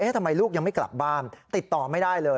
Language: Thai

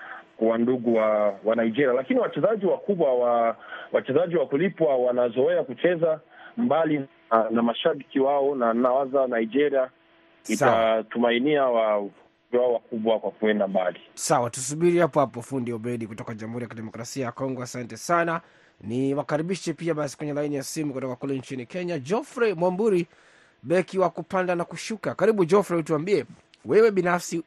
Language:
Swahili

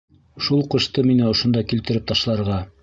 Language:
Bashkir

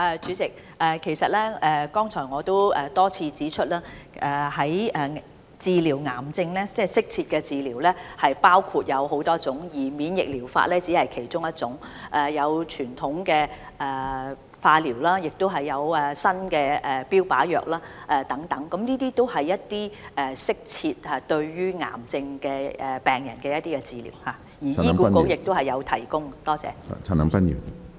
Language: Cantonese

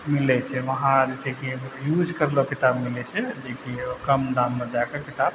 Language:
Maithili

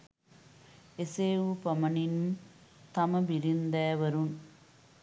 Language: Sinhala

